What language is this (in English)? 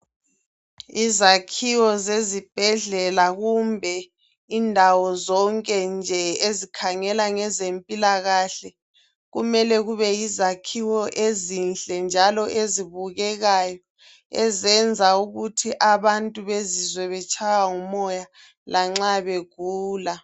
North Ndebele